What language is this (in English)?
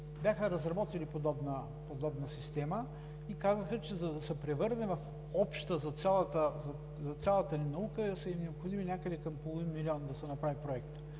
Bulgarian